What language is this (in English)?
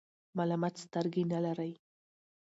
Pashto